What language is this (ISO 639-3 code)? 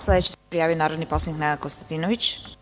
srp